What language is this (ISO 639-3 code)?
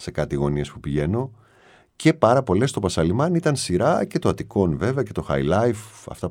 ell